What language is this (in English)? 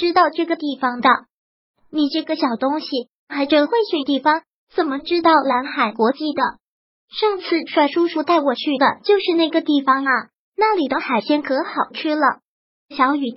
Chinese